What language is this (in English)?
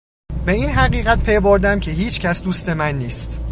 Persian